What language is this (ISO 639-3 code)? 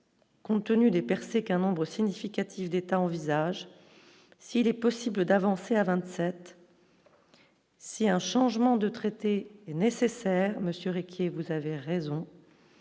fra